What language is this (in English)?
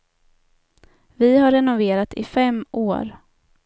Swedish